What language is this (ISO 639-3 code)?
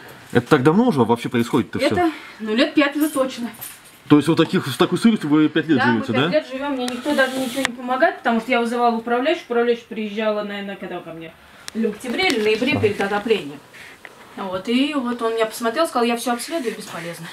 rus